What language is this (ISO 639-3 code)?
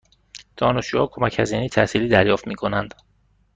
fas